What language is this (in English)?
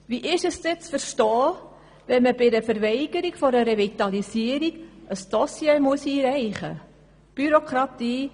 Swiss German